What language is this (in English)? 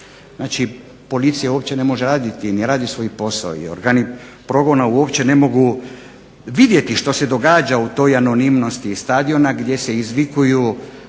Croatian